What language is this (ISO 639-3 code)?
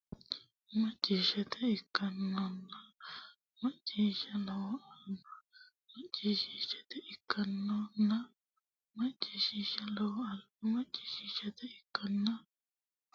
sid